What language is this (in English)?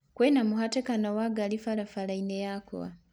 Kikuyu